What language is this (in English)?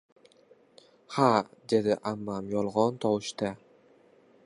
Uzbek